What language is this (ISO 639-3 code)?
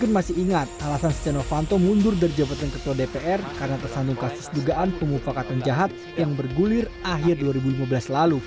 ind